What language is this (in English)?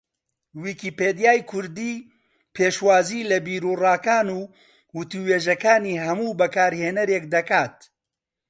Central Kurdish